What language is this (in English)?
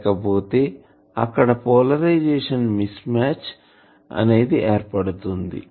Telugu